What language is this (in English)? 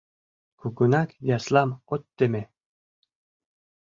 Mari